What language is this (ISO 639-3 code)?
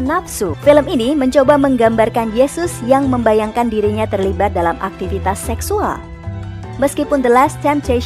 ind